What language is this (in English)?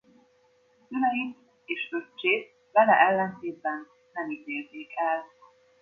Hungarian